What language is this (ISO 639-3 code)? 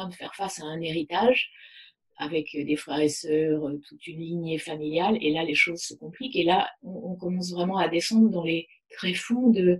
fra